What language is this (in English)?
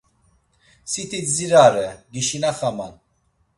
Laz